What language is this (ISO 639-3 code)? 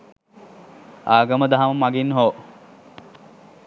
sin